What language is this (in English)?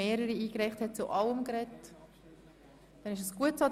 Swiss German